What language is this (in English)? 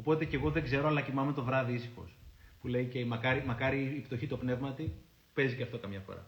Greek